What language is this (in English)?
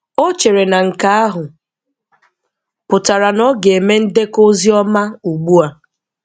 Igbo